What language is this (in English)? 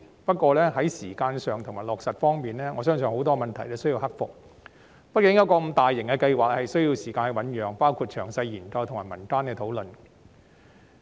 Cantonese